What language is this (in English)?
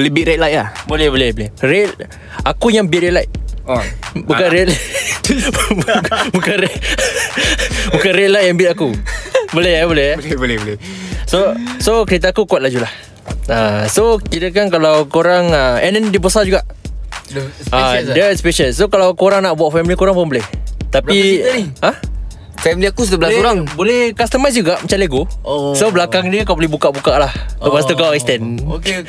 Malay